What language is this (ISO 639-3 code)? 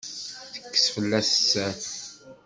kab